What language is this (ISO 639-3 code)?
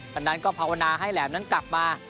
tha